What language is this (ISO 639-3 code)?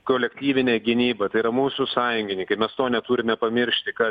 lit